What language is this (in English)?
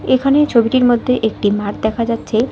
Bangla